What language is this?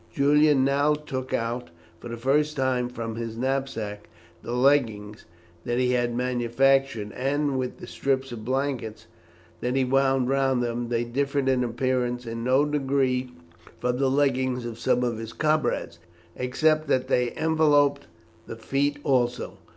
English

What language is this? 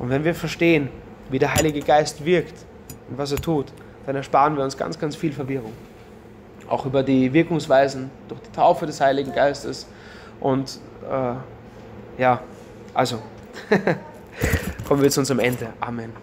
German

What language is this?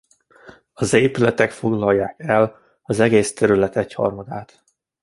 Hungarian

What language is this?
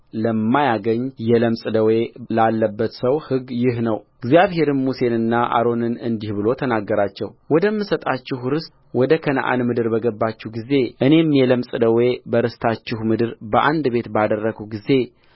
Amharic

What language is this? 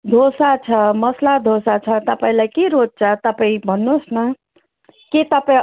Nepali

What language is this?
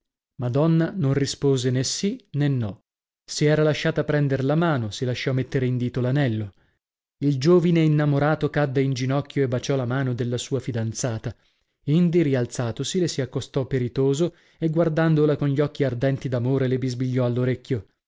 Italian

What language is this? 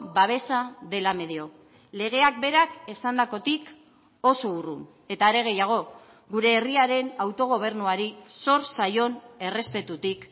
Basque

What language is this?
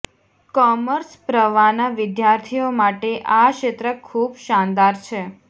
Gujarati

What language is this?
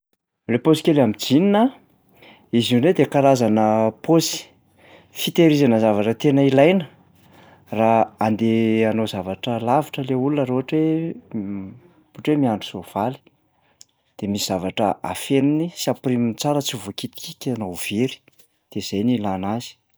Malagasy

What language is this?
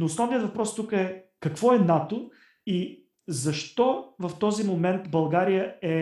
Bulgarian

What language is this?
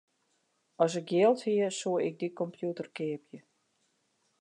Western Frisian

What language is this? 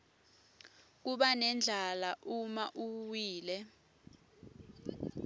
Swati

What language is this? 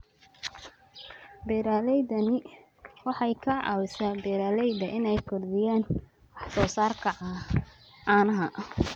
Somali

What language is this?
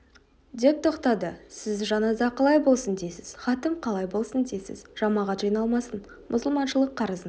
Kazakh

